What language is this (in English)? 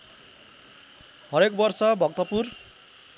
Nepali